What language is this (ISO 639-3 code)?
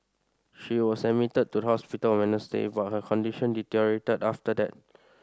eng